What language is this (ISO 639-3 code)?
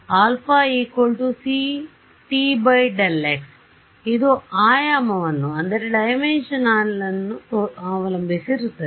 kan